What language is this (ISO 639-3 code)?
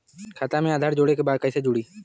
bho